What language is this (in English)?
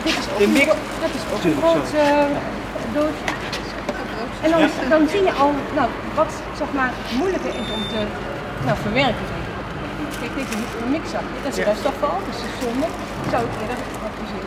Dutch